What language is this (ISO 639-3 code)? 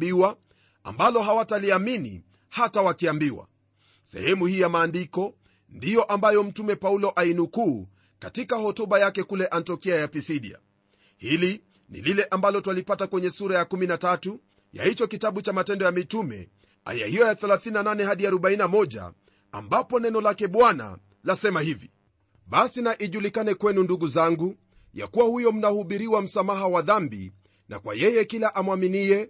swa